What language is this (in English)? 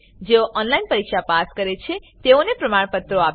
Gujarati